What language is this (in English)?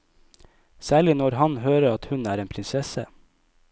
Norwegian